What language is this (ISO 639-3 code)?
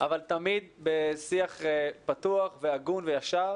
heb